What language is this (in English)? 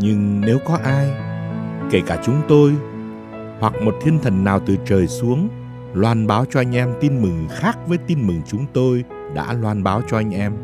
Vietnamese